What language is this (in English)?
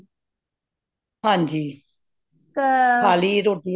Punjabi